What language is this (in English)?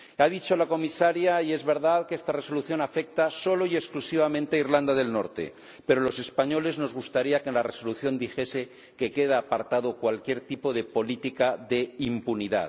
Spanish